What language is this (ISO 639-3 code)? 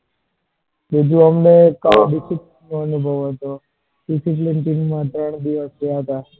guj